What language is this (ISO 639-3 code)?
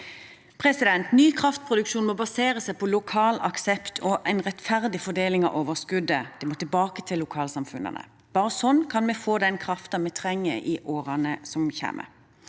nor